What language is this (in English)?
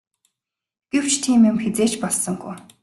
Mongolian